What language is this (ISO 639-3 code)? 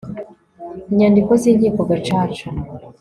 kin